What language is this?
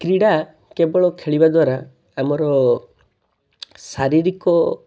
Odia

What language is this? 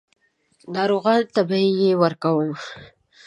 Pashto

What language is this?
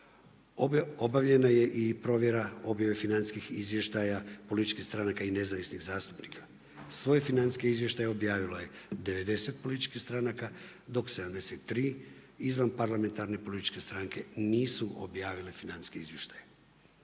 Croatian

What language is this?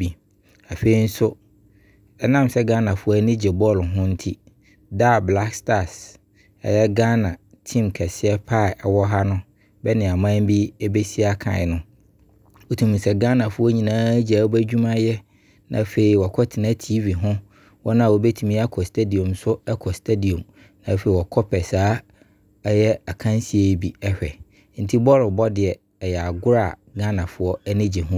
Abron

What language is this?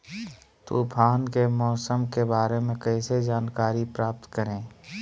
Magahi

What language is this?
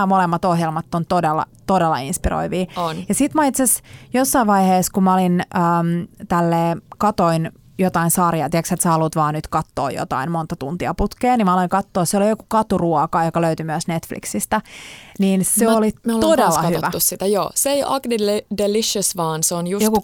Finnish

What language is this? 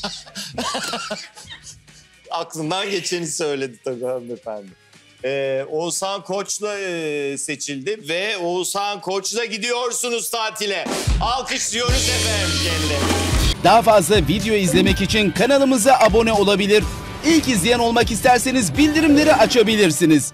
Turkish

